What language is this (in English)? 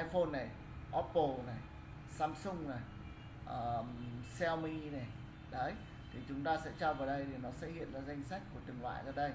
Vietnamese